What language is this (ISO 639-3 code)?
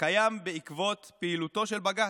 heb